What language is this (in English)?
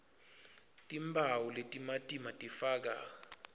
Swati